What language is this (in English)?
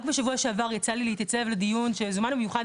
Hebrew